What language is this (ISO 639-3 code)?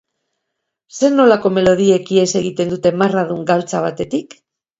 eus